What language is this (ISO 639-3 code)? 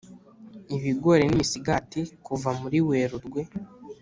kin